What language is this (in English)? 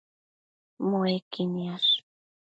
Matsés